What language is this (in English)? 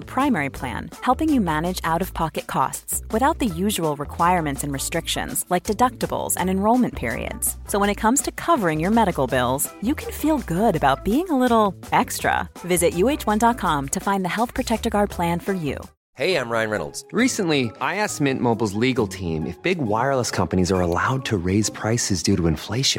Swedish